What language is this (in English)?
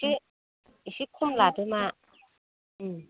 Bodo